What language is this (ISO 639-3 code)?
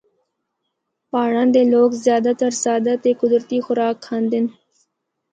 hno